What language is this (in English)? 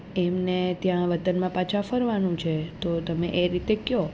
Gujarati